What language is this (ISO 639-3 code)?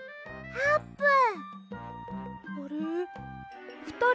jpn